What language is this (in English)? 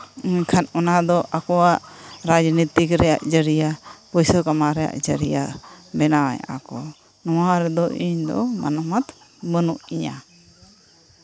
Santali